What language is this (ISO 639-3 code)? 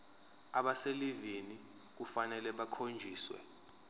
zul